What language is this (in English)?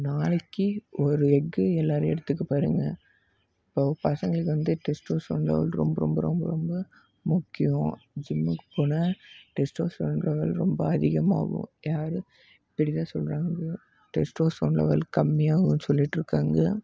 Tamil